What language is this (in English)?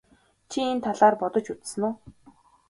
Mongolian